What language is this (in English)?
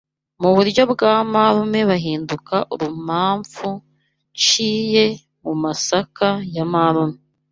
Kinyarwanda